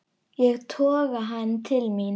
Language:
Icelandic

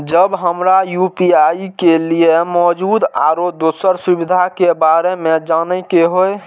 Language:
Maithili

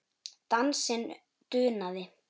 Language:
Icelandic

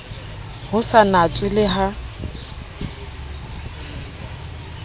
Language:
Southern Sotho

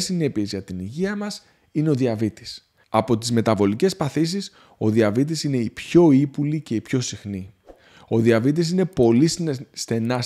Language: Greek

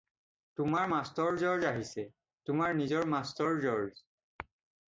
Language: Assamese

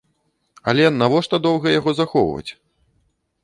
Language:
Belarusian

